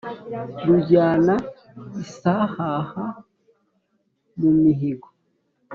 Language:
Kinyarwanda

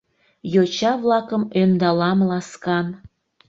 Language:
Mari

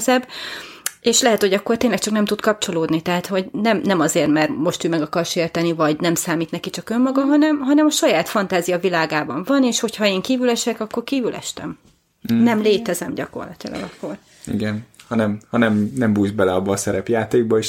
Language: Hungarian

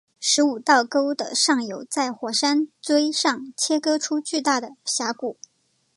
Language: Chinese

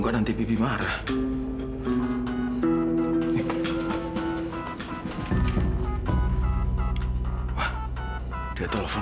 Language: Indonesian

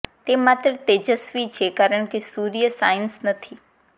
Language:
Gujarati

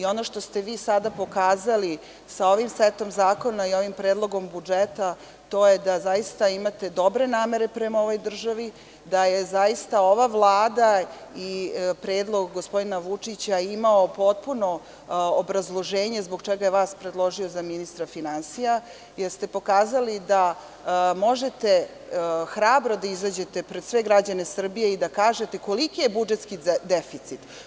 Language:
Serbian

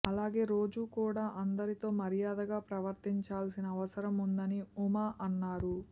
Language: Telugu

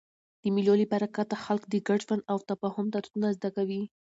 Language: Pashto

